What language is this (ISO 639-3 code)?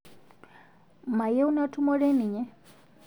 mas